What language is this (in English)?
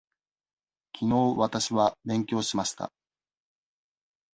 Japanese